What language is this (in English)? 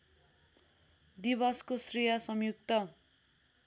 Nepali